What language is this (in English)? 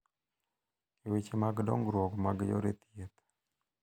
Luo (Kenya and Tanzania)